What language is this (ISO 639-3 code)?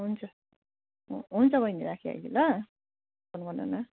nep